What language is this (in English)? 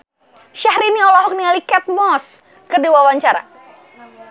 Sundanese